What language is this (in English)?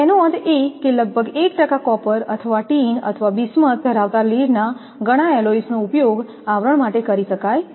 Gujarati